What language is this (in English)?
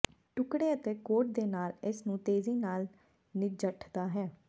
Punjabi